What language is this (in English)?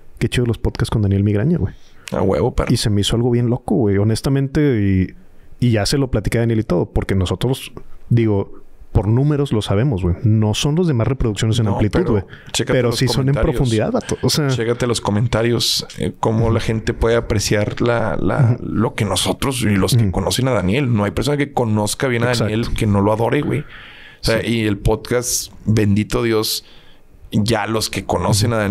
Spanish